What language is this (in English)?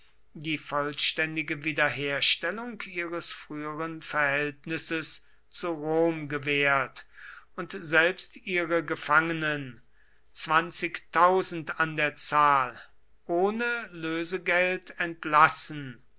German